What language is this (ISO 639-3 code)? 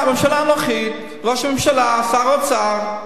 heb